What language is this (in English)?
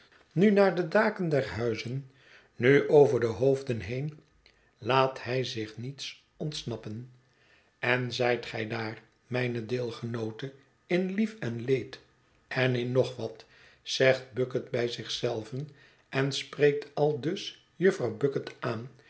Dutch